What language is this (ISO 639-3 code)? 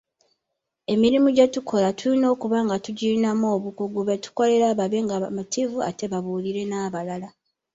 lug